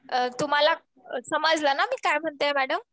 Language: Marathi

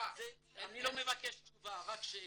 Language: Hebrew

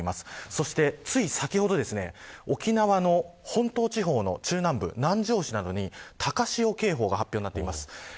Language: Japanese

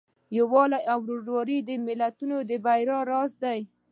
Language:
Pashto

